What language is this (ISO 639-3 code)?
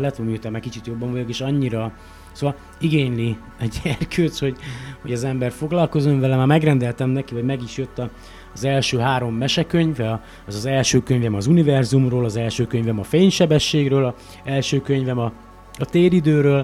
hun